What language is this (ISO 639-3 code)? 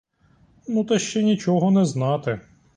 ukr